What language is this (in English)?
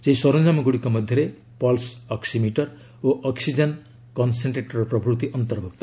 Odia